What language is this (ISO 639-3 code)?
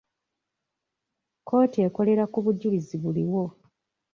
lug